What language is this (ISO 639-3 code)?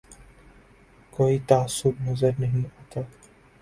urd